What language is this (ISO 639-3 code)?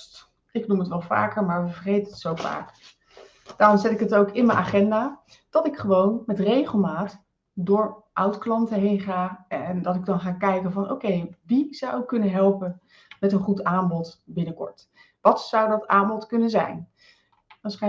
nld